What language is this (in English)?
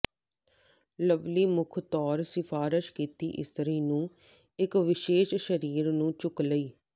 Punjabi